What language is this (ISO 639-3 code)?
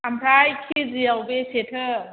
brx